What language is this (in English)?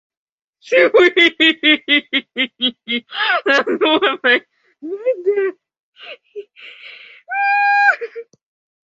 Spanish